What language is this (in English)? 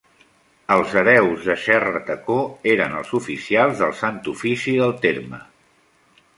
Catalan